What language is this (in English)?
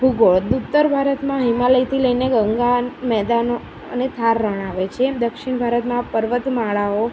Gujarati